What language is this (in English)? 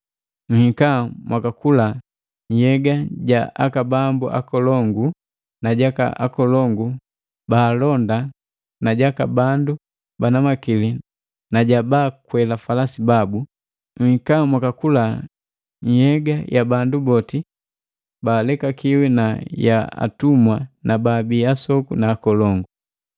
Matengo